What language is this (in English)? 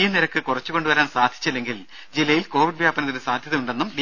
Malayalam